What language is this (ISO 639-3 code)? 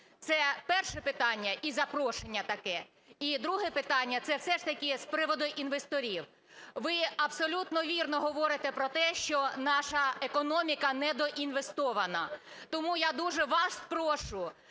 ukr